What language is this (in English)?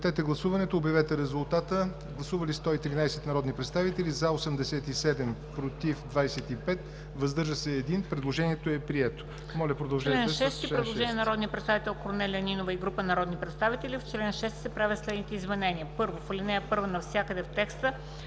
Bulgarian